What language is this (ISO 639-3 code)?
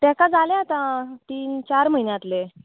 kok